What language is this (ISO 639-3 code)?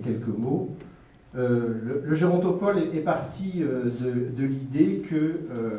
fra